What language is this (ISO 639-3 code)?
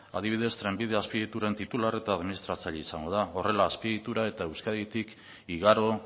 eus